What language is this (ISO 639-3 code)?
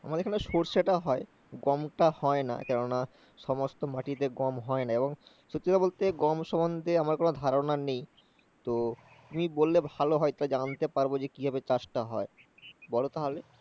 ben